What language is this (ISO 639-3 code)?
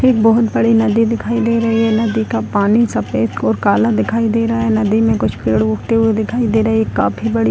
hin